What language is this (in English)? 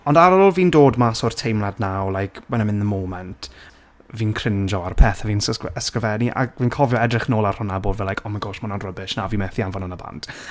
Welsh